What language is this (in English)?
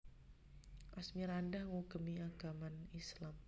Javanese